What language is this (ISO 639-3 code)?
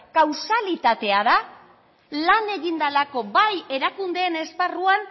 eus